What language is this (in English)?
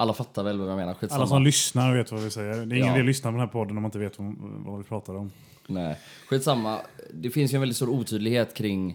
Swedish